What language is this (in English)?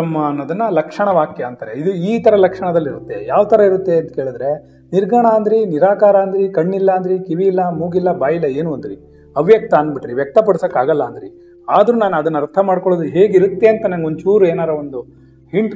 Kannada